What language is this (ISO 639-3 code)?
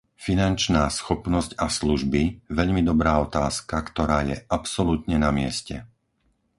slk